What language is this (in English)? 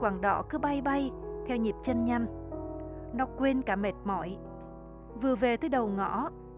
Vietnamese